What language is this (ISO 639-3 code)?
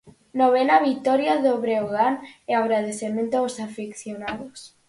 glg